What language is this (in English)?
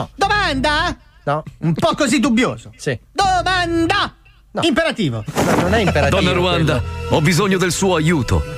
Italian